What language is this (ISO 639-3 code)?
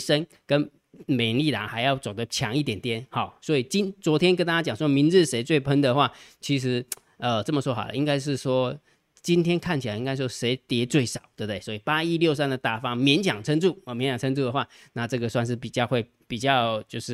zho